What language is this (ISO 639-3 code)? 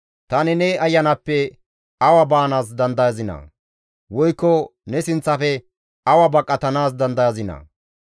gmv